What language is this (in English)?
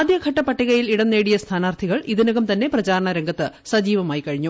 Malayalam